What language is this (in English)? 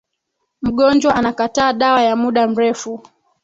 Swahili